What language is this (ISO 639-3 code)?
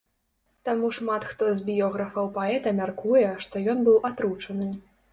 bel